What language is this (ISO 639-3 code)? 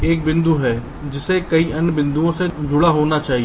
hin